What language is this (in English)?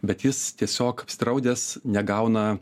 Lithuanian